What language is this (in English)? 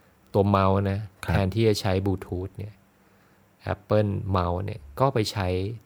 Thai